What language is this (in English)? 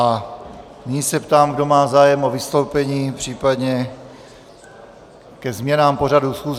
Czech